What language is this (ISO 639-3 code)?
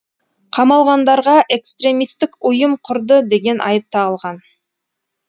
kaz